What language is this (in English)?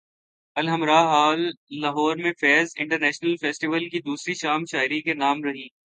Urdu